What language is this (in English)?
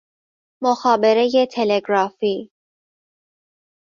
Persian